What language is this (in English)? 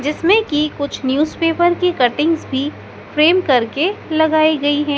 Hindi